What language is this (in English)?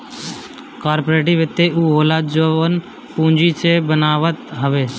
Bhojpuri